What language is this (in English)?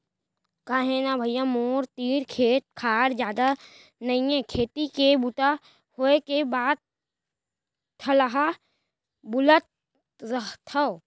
Chhattisgarhi